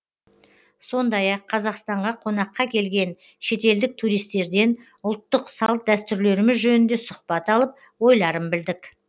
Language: Kazakh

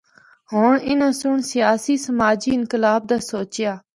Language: Northern Hindko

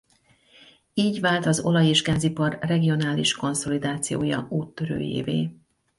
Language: Hungarian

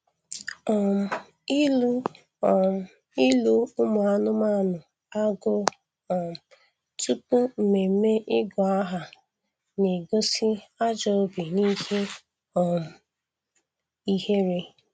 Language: Igbo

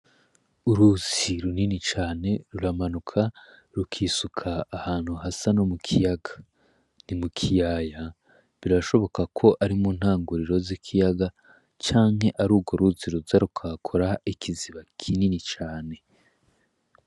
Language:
Rundi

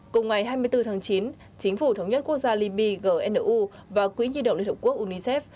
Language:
Vietnamese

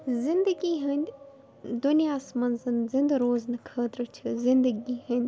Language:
Kashmiri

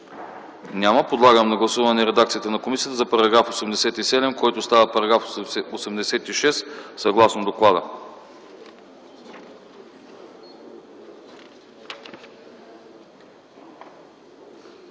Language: Bulgarian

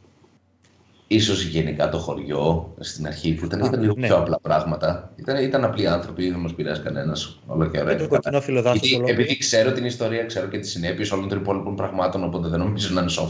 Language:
Greek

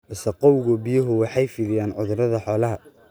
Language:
Somali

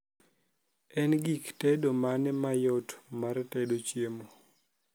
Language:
Luo (Kenya and Tanzania)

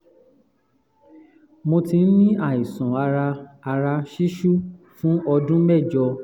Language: Yoruba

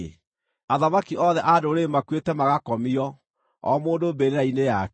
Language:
Kikuyu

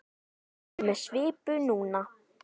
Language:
Icelandic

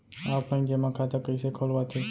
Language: Chhattisgarhi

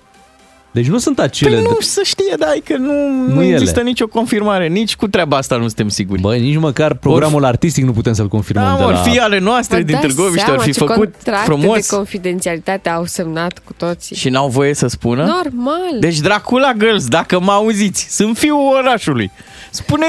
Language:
Romanian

